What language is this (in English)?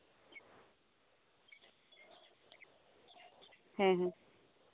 Santali